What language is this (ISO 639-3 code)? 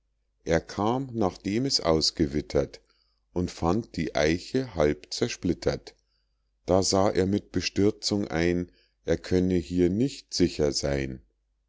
deu